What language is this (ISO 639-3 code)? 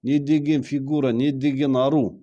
kaz